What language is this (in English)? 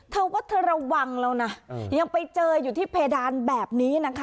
Thai